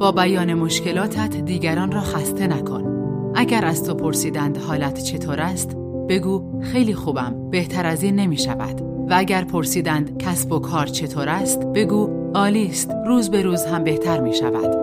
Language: Persian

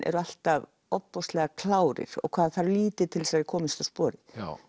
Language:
Icelandic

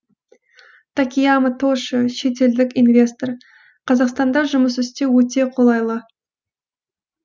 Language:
Kazakh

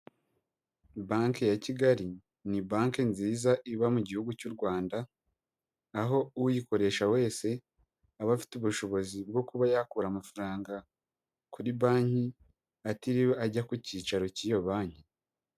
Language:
Kinyarwanda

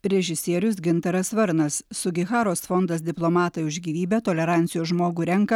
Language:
Lithuanian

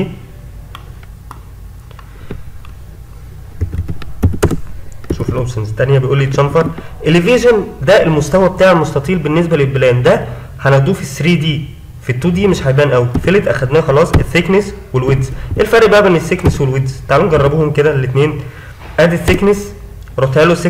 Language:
Arabic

